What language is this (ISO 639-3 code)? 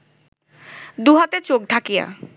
ben